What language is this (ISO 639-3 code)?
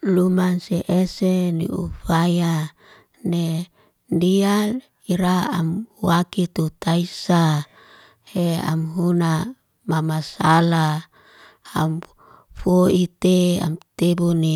ste